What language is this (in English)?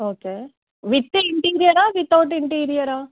Telugu